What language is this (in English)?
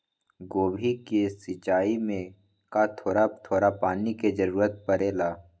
Magahi